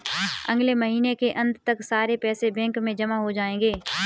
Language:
Hindi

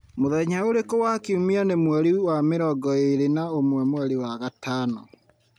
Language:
Kikuyu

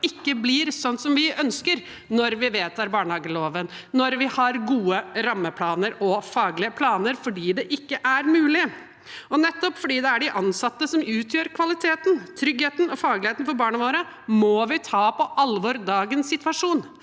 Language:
Norwegian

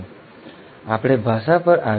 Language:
Gujarati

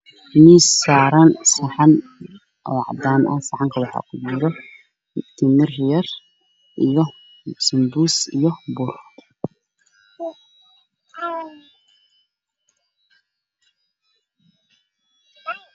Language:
Somali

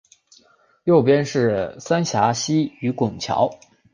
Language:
Chinese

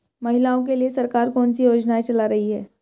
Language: Hindi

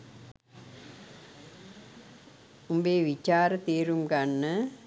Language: Sinhala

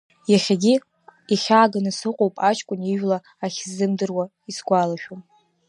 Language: Abkhazian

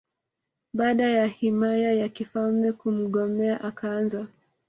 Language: Swahili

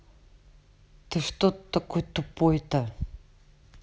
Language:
Russian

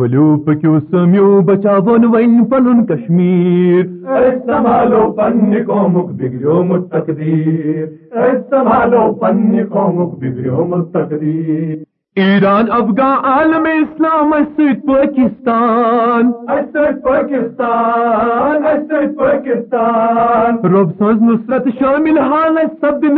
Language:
Urdu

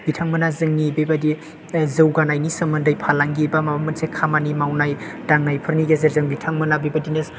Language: Bodo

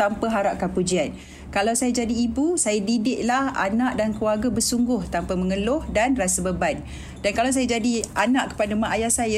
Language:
Malay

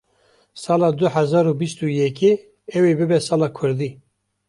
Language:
Kurdish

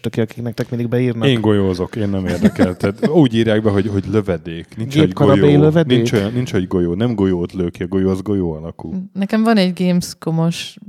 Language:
Hungarian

